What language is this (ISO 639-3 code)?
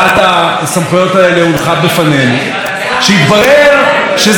heb